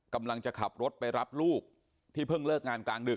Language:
Thai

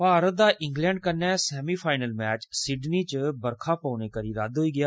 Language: Dogri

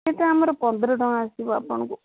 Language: Odia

